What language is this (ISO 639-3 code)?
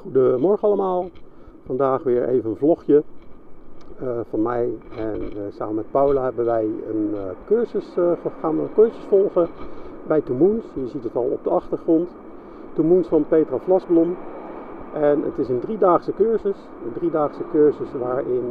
nld